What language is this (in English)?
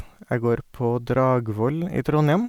Norwegian